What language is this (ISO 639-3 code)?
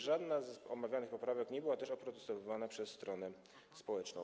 pol